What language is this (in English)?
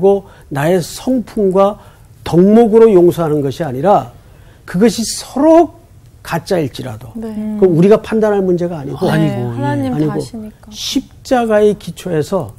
Korean